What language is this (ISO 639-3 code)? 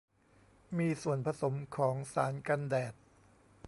tha